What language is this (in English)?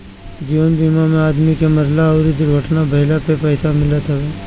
Bhojpuri